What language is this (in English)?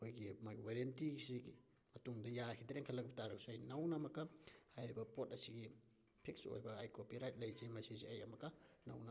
Manipuri